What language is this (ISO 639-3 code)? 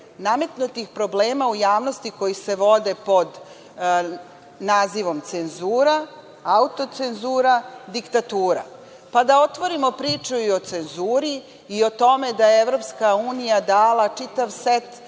srp